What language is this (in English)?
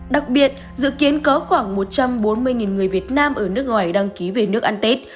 Vietnamese